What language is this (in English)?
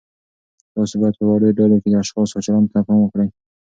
Pashto